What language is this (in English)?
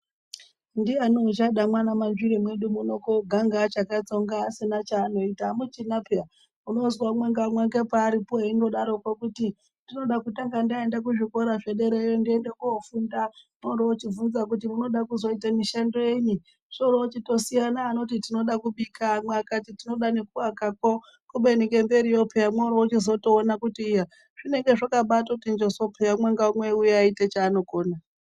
Ndau